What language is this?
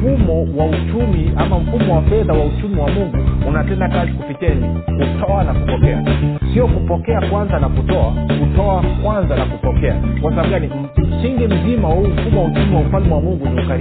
Swahili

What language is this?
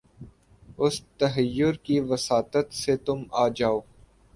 Urdu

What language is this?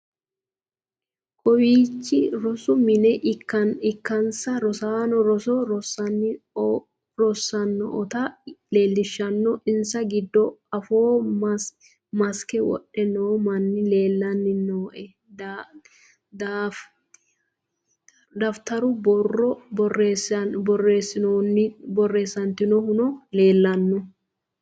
Sidamo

